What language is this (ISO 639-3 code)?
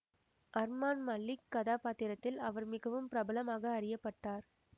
tam